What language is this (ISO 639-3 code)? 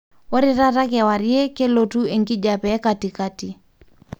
mas